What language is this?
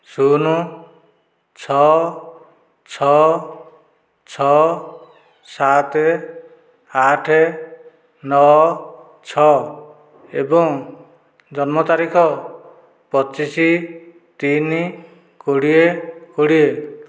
Odia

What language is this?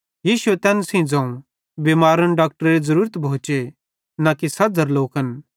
Bhadrawahi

